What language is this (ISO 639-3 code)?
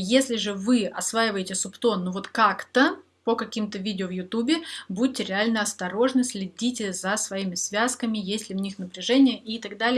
rus